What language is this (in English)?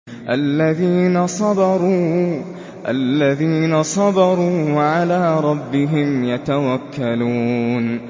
Arabic